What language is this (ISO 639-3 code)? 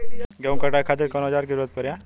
bho